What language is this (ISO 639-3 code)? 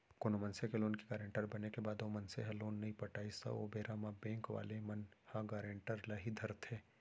hne